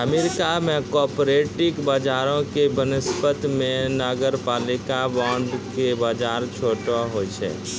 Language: Maithili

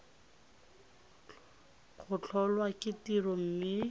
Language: Tswana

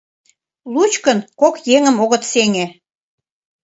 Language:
Mari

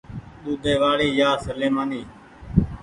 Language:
Goaria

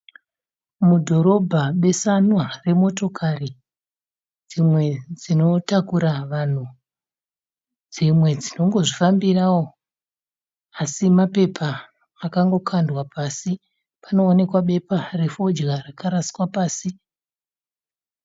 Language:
Shona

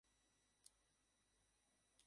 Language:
Bangla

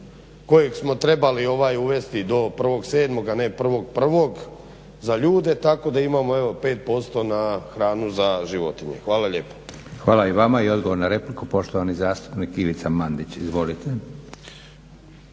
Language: Croatian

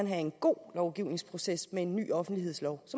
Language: Danish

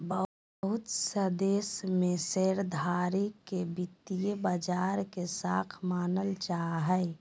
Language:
Magahi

